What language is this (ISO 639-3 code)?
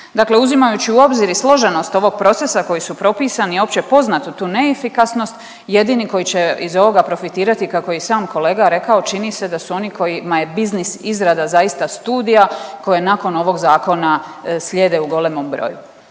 hrv